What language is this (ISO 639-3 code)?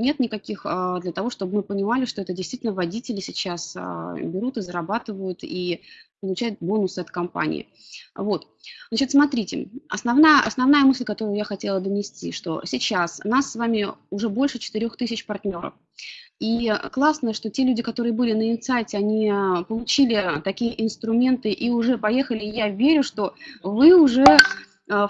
rus